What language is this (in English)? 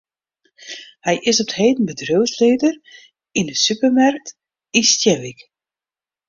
Western Frisian